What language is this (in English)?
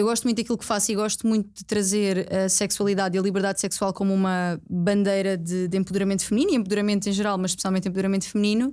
Portuguese